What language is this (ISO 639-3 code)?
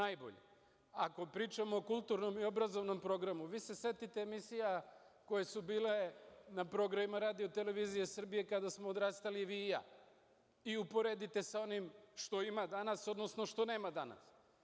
srp